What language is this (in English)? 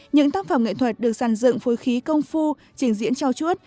Vietnamese